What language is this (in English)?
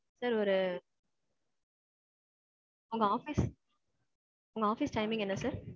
Tamil